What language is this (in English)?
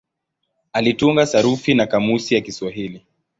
Swahili